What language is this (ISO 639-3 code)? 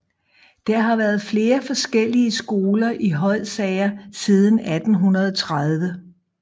dan